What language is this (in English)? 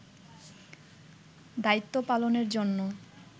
Bangla